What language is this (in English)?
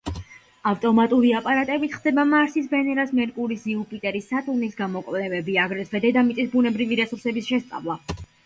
Georgian